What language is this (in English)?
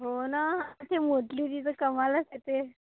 Marathi